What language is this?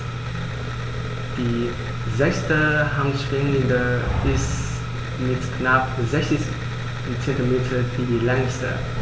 German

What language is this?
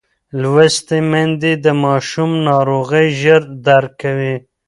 Pashto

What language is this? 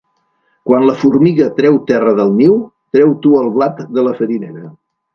Catalan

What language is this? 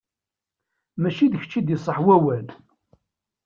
Kabyle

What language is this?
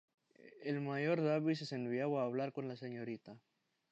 Spanish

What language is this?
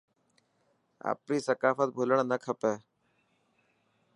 Dhatki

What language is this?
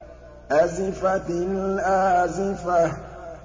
Arabic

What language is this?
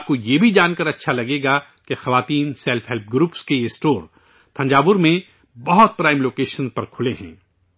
Urdu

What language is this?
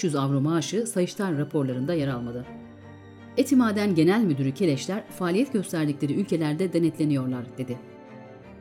Turkish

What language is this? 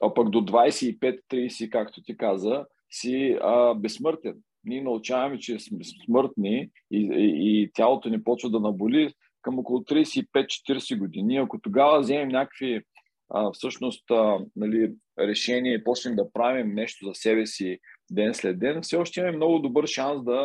Bulgarian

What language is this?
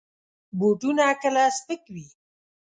Pashto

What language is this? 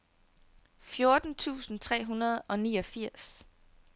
Danish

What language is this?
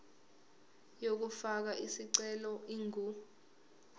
Zulu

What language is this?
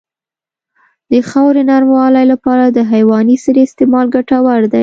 Pashto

